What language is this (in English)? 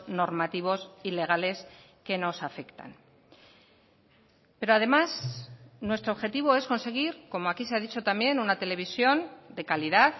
Spanish